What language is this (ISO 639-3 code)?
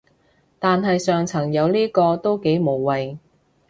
yue